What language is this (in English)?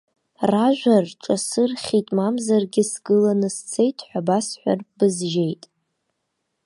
Abkhazian